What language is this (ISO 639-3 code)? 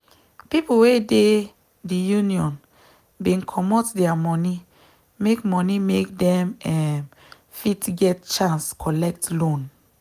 pcm